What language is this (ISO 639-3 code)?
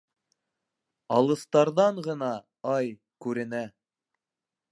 bak